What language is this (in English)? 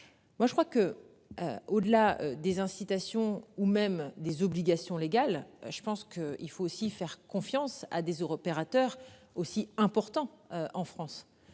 French